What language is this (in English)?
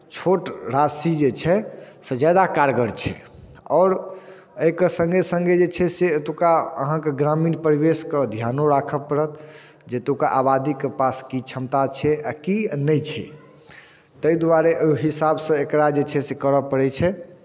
Maithili